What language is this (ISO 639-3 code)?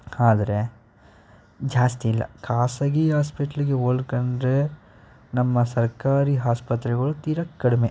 kan